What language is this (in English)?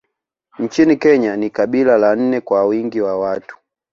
Swahili